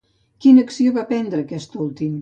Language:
Catalan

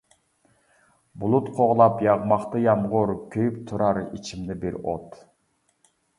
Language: Uyghur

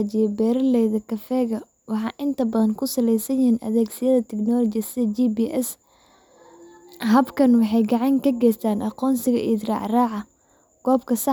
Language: Somali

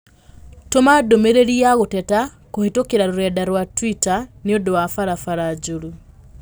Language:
Kikuyu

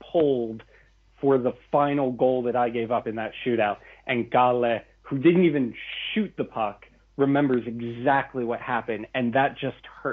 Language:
English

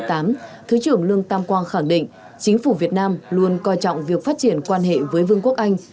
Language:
Vietnamese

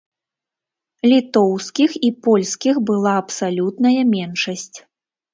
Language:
Belarusian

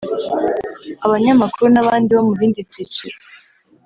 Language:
Kinyarwanda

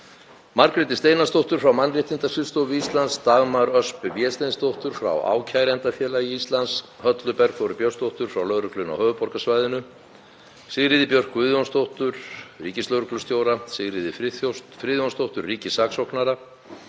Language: Icelandic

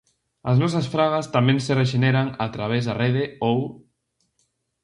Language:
Galician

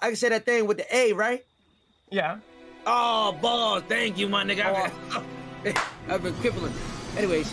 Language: English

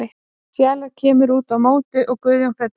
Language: Icelandic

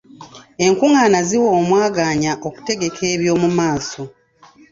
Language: Ganda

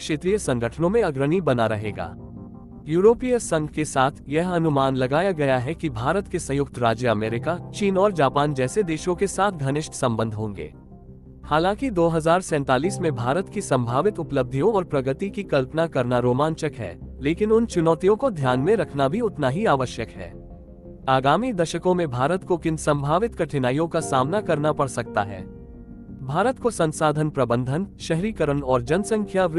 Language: Hindi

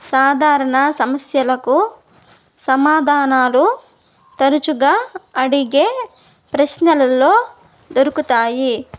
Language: Telugu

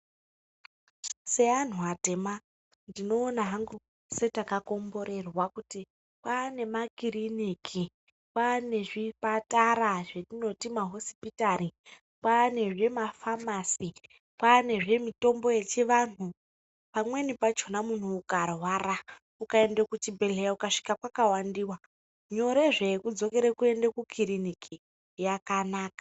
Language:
Ndau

